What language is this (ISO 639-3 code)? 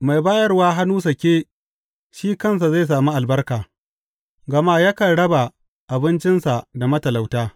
hau